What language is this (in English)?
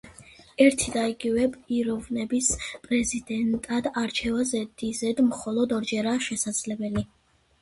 Georgian